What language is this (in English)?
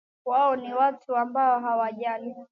Swahili